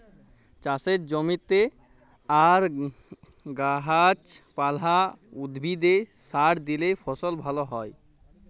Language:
Bangla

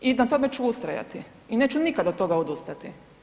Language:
Croatian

